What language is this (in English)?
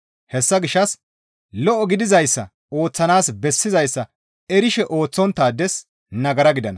Gamo